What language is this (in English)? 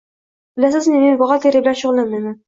Uzbek